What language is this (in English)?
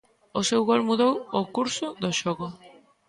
Galician